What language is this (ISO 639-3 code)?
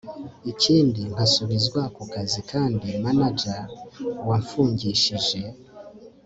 kin